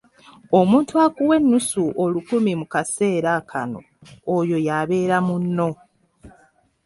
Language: Ganda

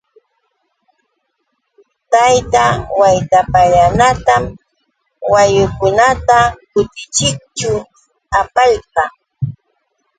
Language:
Yauyos Quechua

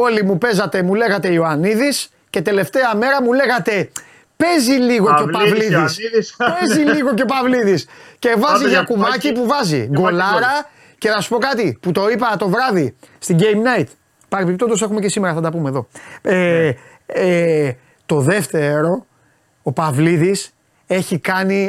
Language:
Greek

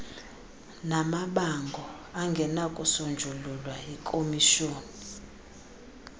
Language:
Xhosa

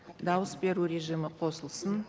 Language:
Kazakh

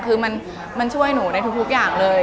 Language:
Thai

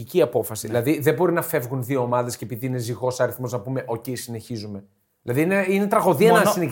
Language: Greek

